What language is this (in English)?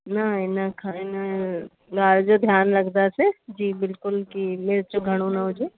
Sindhi